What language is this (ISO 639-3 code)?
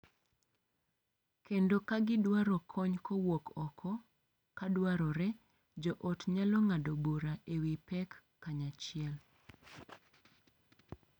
luo